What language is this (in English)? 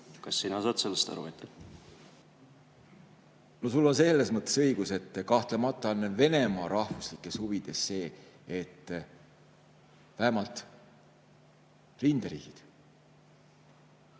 Estonian